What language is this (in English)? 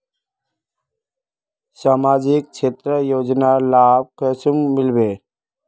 Magahi